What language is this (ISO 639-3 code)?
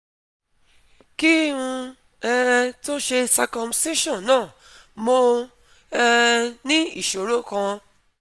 yor